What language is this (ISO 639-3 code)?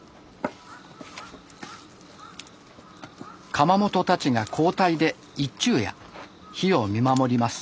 jpn